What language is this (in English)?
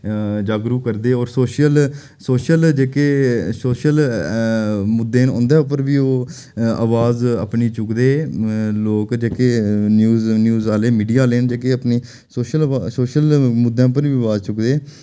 Dogri